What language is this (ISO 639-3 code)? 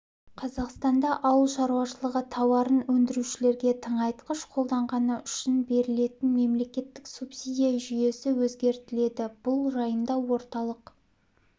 kaz